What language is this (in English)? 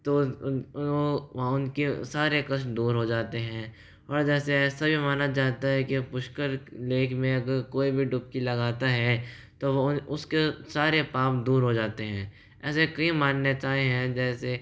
Hindi